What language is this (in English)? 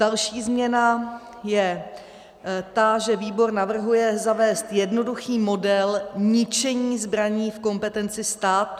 Czech